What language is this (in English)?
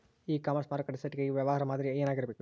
Kannada